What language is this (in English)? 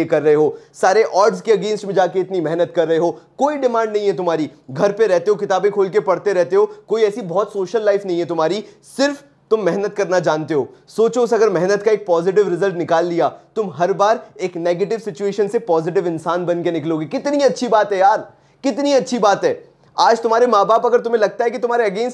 Hindi